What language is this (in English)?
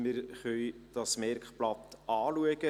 Swiss German